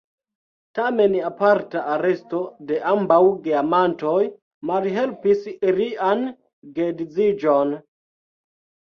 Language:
Esperanto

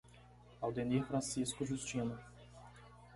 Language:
Portuguese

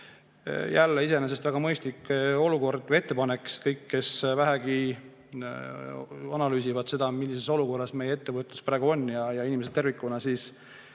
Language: Estonian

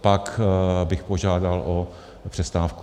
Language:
Czech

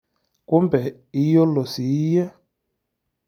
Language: Masai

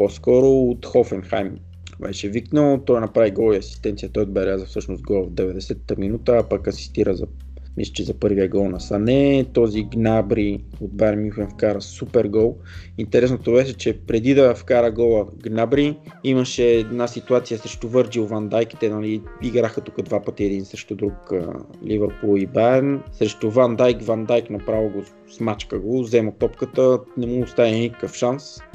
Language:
Bulgarian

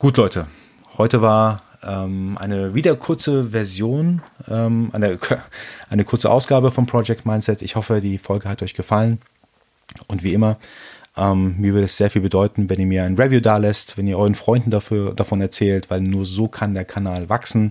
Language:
German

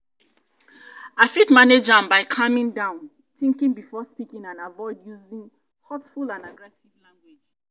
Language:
Nigerian Pidgin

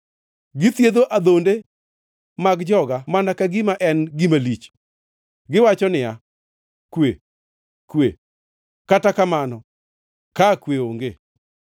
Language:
Luo (Kenya and Tanzania)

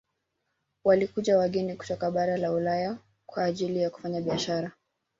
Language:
Swahili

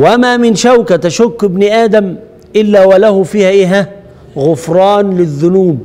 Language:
Arabic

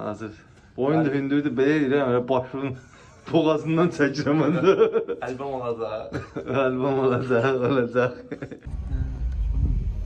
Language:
Turkish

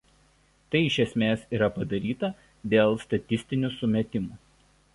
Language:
Lithuanian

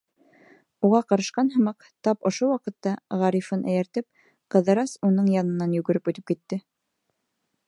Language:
Bashkir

